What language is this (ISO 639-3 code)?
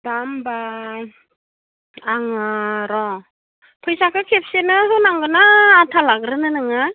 brx